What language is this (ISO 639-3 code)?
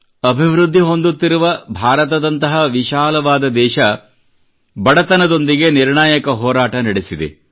kan